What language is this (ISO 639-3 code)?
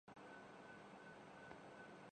urd